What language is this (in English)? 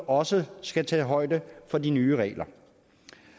Danish